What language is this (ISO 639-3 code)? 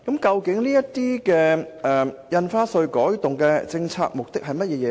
yue